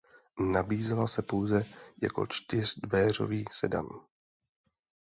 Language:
Czech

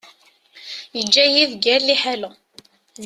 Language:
Kabyle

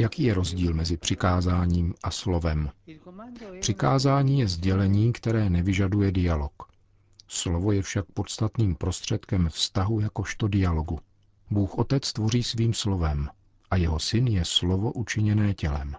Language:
Czech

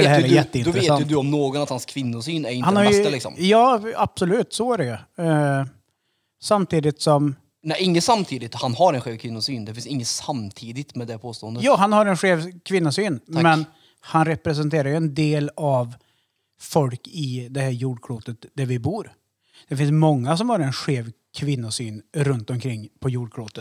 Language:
Swedish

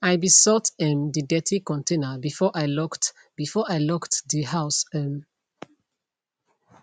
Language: Nigerian Pidgin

